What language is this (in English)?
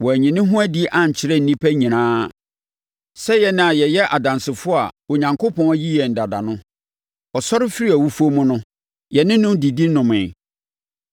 Akan